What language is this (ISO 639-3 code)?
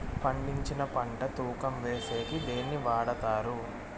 tel